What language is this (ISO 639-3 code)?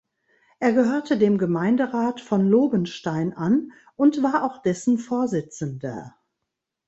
deu